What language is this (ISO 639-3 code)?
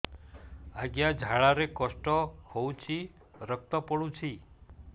ori